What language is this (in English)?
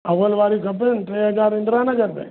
Sindhi